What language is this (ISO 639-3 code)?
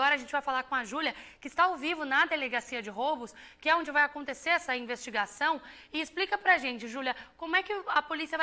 por